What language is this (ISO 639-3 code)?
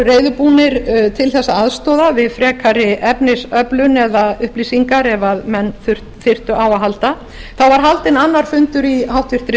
isl